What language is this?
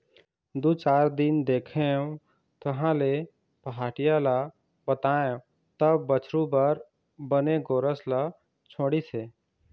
Chhattisgarhi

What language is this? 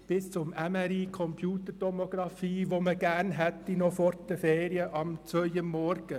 Swiss German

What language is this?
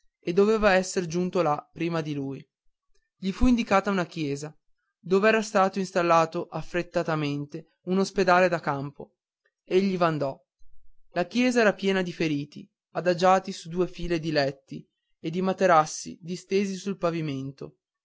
Italian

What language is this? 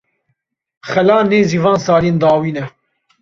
Kurdish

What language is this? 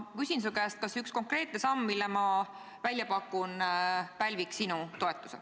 Estonian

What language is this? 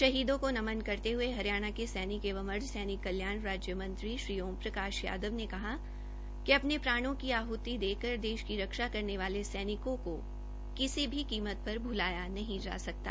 Hindi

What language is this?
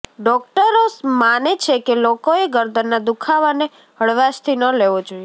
Gujarati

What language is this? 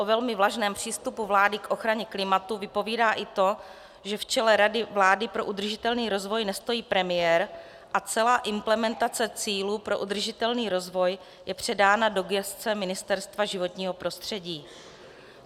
Czech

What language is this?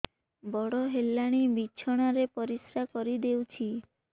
Odia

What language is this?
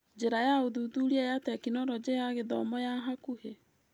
Kikuyu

